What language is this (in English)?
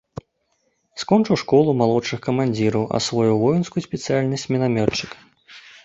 Belarusian